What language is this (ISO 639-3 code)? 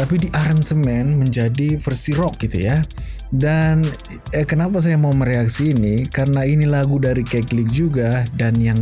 ind